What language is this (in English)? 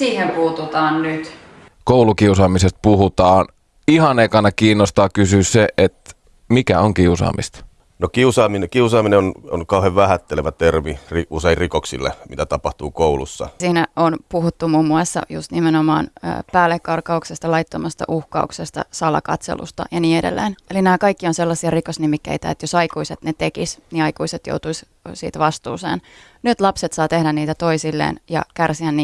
Finnish